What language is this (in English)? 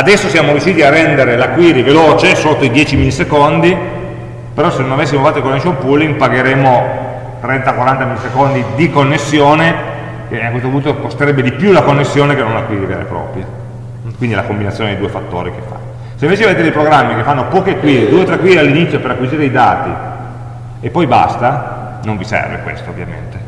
Italian